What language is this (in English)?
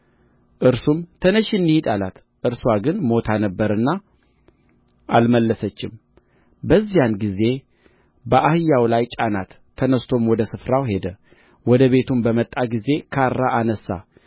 Amharic